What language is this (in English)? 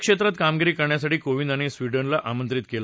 Marathi